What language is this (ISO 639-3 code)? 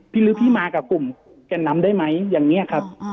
tha